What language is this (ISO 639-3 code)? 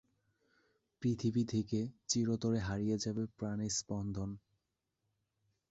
ben